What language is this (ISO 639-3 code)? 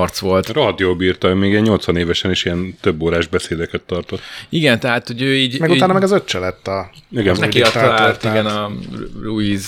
hun